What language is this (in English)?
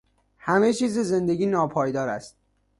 Persian